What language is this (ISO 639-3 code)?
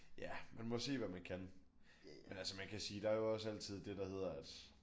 dan